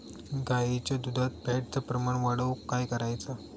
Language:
Marathi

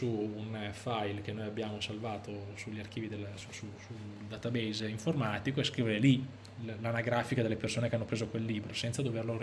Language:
Italian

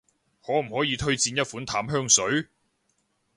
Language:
Cantonese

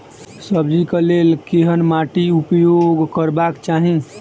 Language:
Maithili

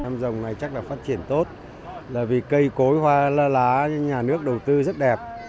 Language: Vietnamese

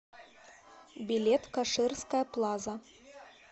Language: Russian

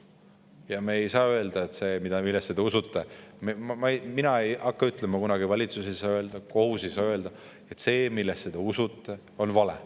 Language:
Estonian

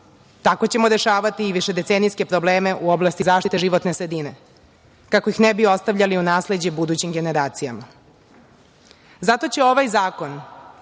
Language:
Serbian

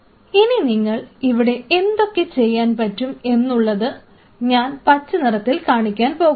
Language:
Malayalam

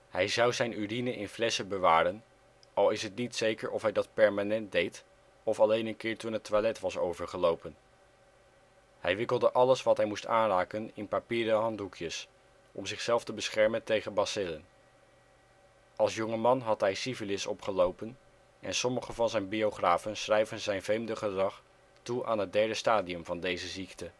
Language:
Dutch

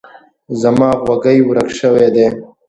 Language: Pashto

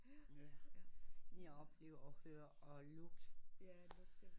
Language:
Danish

